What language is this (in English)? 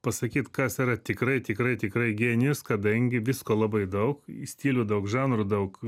Lithuanian